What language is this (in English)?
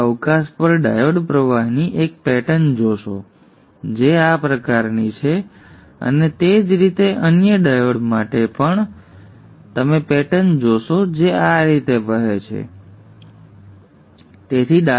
Gujarati